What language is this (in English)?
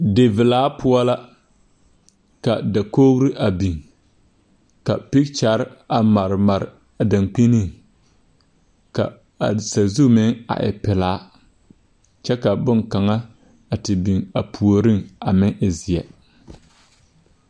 Southern Dagaare